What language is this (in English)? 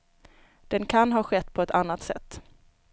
Swedish